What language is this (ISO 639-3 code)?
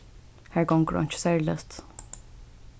fao